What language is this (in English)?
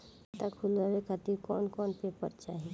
Bhojpuri